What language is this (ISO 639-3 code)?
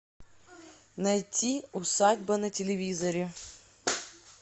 rus